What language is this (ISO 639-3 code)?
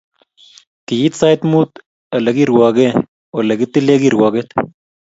kln